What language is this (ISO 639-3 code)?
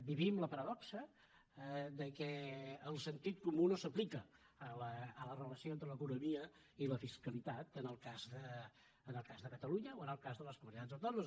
cat